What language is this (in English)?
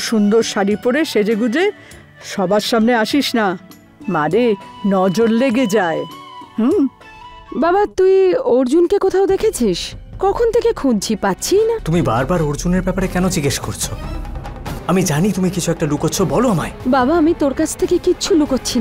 Polish